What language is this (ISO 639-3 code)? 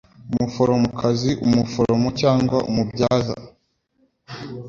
kin